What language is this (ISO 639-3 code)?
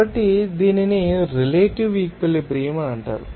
tel